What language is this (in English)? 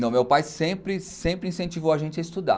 Portuguese